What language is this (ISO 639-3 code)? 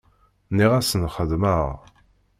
kab